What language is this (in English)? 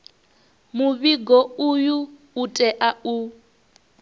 Venda